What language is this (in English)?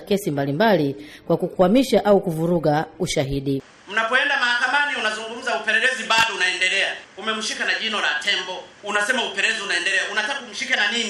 Swahili